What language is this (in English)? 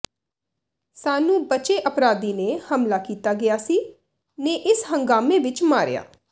Punjabi